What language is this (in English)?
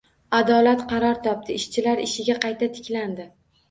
Uzbek